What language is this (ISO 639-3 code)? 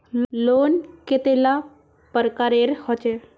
mag